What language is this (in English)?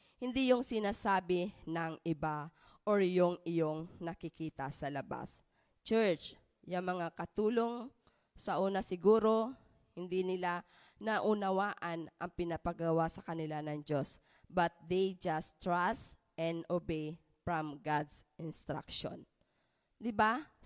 Filipino